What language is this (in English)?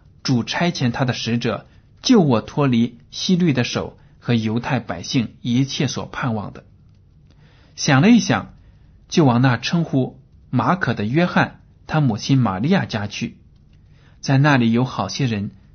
Chinese